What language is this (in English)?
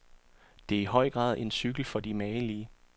Danish